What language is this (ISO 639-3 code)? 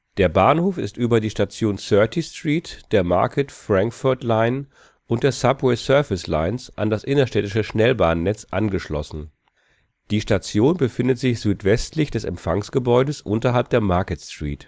deu